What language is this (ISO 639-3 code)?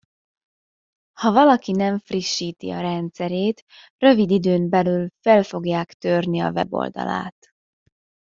hun